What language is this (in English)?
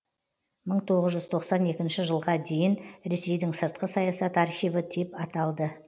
Kazakh